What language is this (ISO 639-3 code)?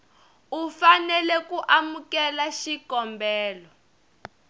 tso